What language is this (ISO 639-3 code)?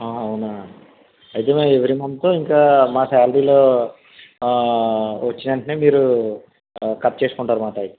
tel